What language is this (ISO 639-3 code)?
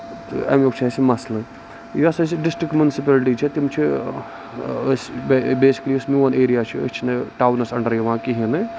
kas